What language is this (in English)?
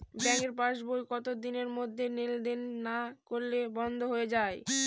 Bangla